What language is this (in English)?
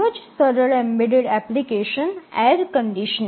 Gujarati